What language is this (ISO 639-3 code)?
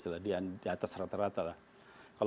ind